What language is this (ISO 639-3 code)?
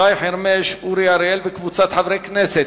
heb